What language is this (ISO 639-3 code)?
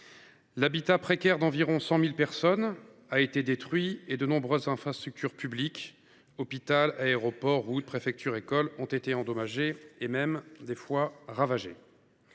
fra